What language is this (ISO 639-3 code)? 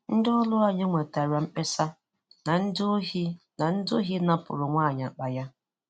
ibo